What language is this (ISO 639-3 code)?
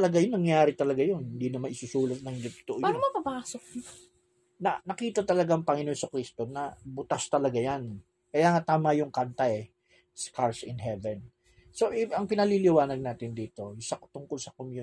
fil